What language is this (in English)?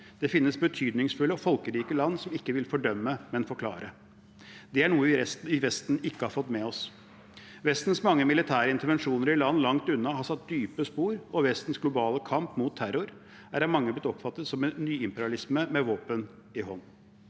Norwegian